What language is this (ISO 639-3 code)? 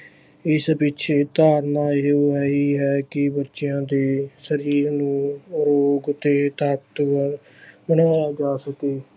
pan